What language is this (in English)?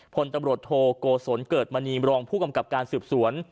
Thai